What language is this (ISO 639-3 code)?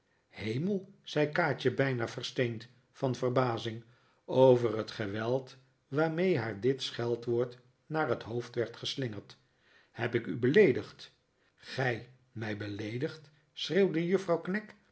nld